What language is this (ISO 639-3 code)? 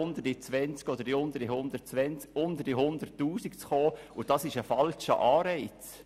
gsw